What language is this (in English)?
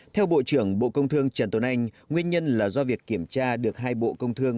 Vietnamese